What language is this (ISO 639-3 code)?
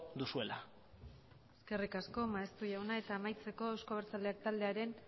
eus